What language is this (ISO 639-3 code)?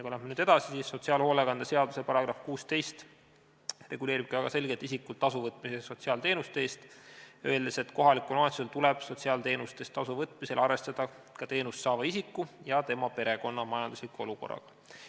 est